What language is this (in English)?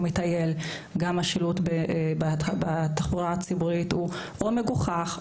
Hebrew